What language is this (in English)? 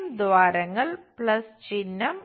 Malayalam